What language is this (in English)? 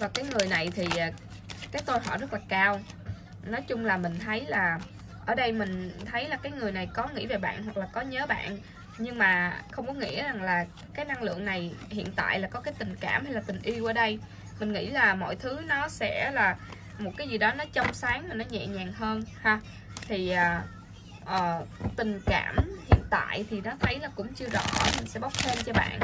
Vietnamese